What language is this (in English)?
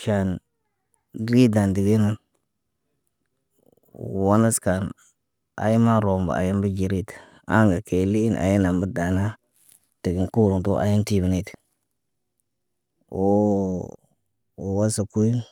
Naba